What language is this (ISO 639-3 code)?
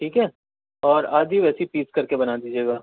urd